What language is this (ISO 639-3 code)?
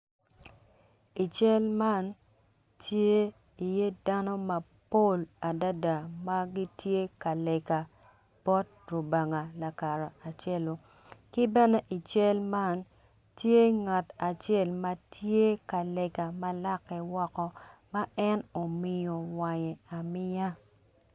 ach